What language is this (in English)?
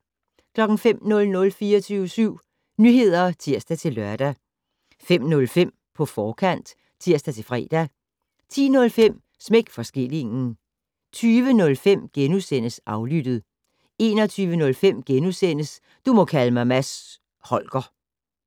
Danish